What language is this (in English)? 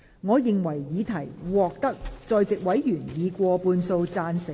Cantonese